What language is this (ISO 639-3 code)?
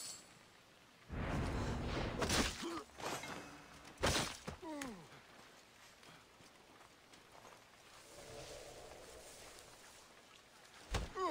deu